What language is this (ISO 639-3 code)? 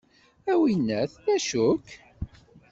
kab